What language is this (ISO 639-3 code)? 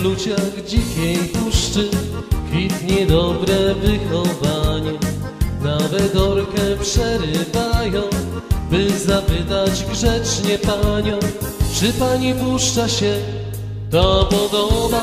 pol